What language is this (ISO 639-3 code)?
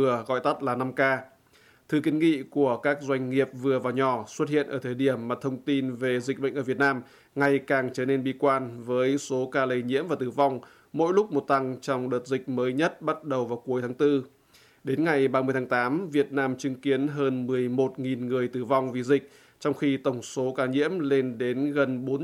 vie